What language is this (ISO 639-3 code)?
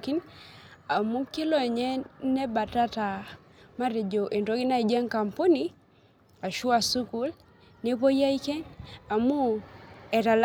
mas